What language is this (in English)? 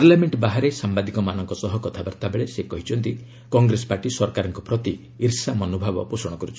Odia